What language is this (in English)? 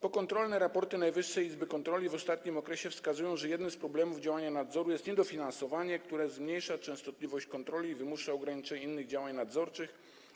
Polish